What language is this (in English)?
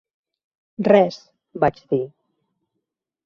Catalan